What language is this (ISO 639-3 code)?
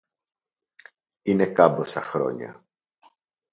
ell